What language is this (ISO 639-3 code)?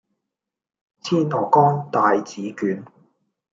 yue